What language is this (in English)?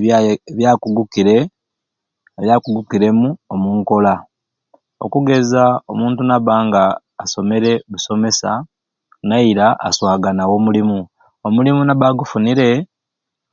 Ruuli